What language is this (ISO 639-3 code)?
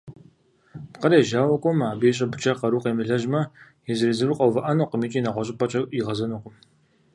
kbd